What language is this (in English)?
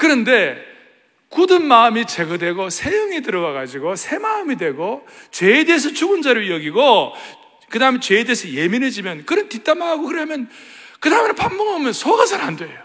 Korean